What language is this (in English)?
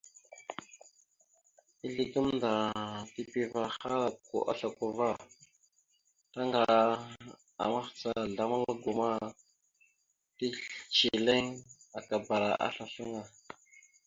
Mada (Cameroon)